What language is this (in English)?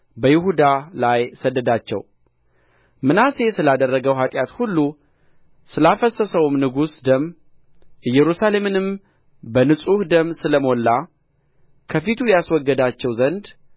Amharic